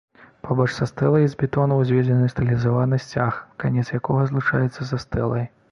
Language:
Belarusian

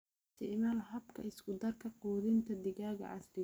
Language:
Somali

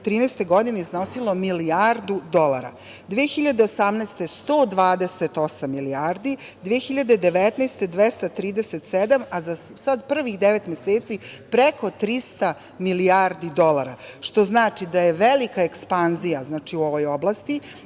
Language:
Serbian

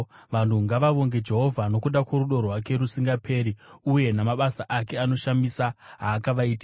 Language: Shona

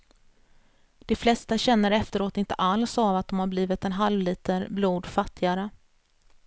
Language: Swedish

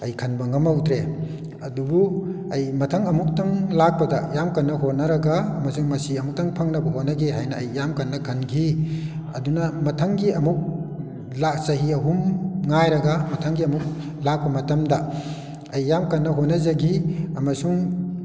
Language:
Manipuri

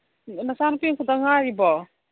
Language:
Manipuri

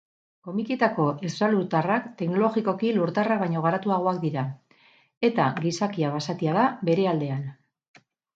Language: Basque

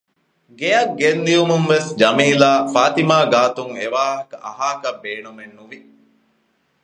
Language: Divehi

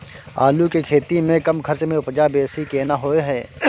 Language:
Maithili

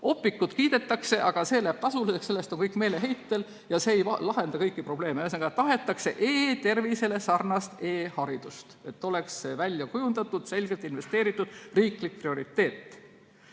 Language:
Estonian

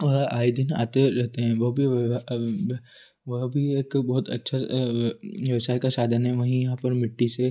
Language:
Hindi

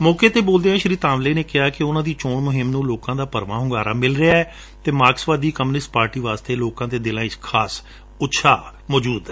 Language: Punjabi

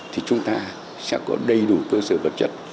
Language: Vietnamese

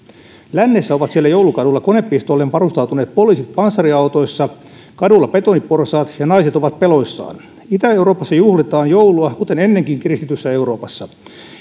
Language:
Finnish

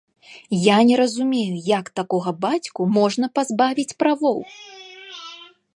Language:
Belarusian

